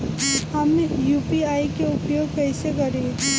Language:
Bhojpuri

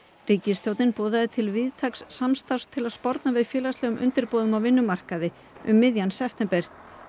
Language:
Icelandic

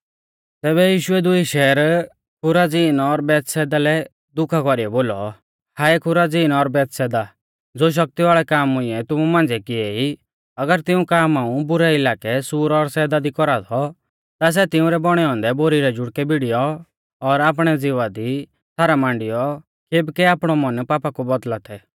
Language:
Mahasu Pahari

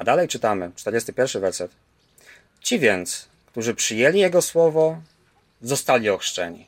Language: Polish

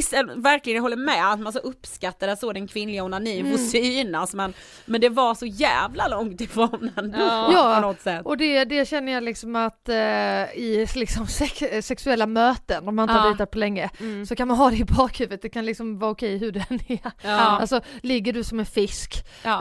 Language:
Swedish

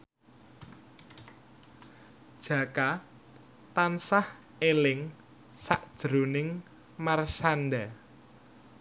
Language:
Javanese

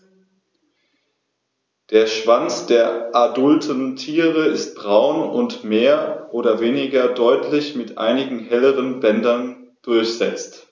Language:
German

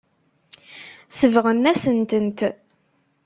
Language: Kabyle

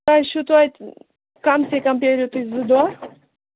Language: Kashmiri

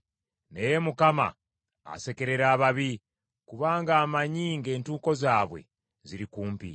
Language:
Ganda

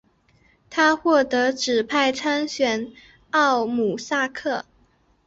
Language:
Chinese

